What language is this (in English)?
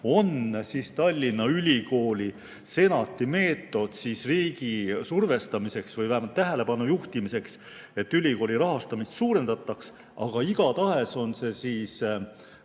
Estonian